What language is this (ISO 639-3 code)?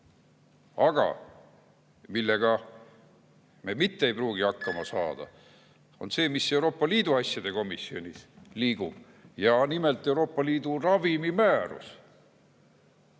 est